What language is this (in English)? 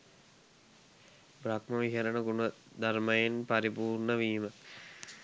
Sinhala